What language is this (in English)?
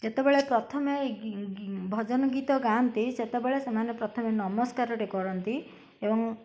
Odia